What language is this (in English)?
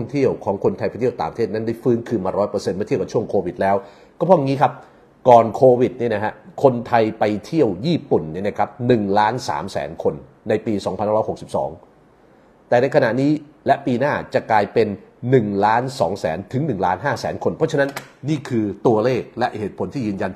Thai